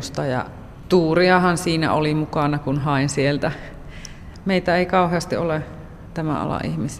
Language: Finnish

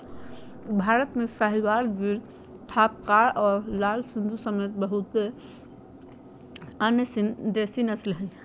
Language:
Magahi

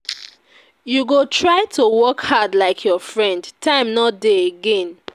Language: Nigerian Pidgin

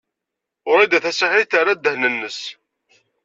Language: Kabyle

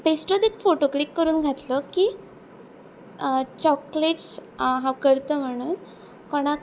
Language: Konkani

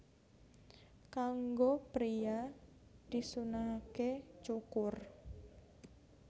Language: Javanese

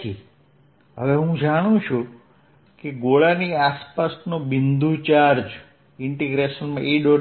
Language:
Gujarati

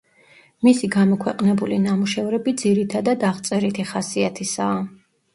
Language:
Georgian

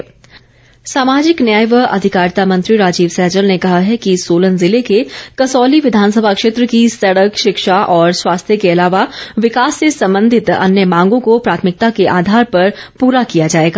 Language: Hindi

